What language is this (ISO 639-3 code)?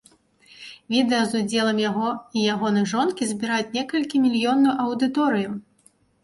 bel